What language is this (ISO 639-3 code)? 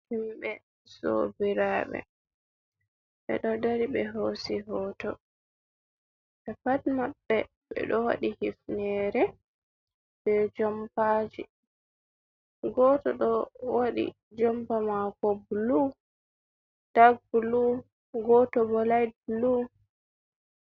ful